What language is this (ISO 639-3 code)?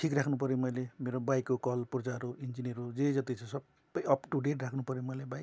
nep